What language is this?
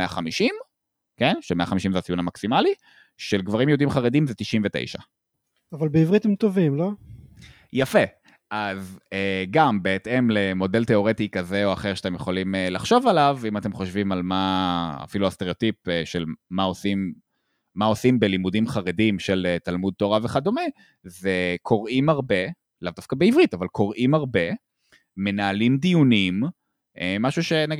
Hebrew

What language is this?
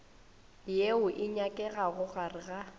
Northern Sotho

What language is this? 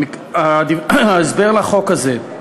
Hebrew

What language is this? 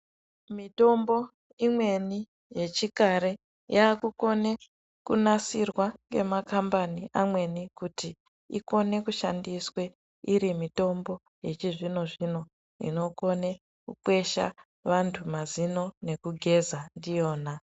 Ndau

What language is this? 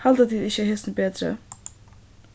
Faroese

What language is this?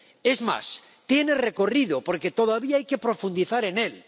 Spanish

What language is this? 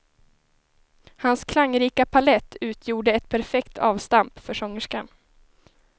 Swedish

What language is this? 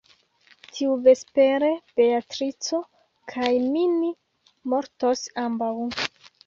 Esperanto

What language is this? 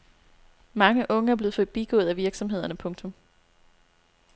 Danish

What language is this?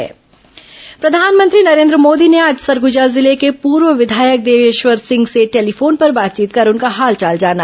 Hindi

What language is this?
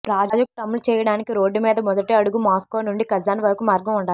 Telugu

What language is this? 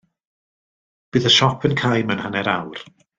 Welsh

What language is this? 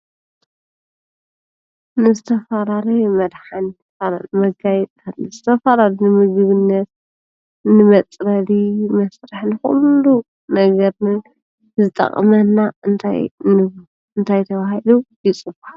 Tigrinya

